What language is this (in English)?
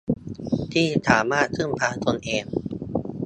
Thai